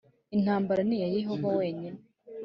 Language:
Kinyarwanda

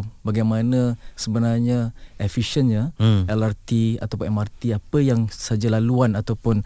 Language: Malay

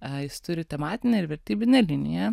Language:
Lithuanian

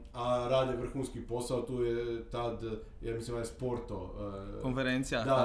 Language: Croatian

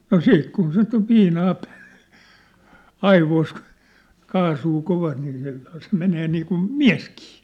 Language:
Finnish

